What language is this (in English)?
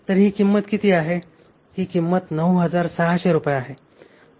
Marathi